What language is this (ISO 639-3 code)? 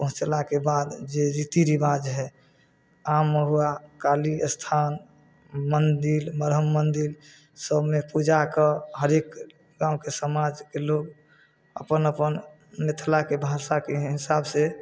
mai